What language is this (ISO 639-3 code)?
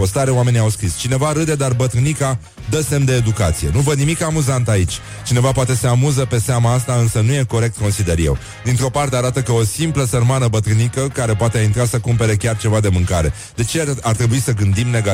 ron